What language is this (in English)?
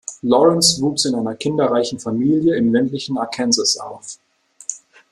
German